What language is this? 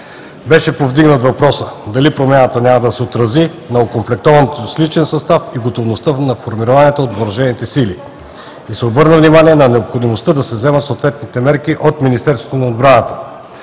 Bulgarian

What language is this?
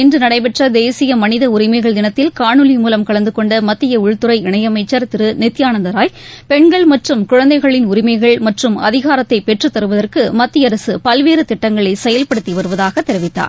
Tamil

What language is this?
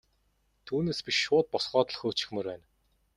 Mongolian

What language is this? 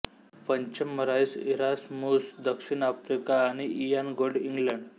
Marathi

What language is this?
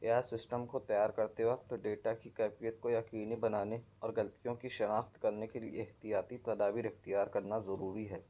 Urdu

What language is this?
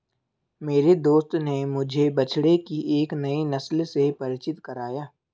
Hindi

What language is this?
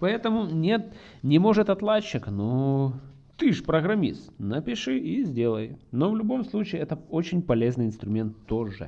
Russian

